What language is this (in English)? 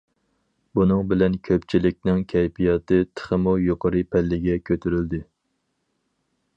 Uyghur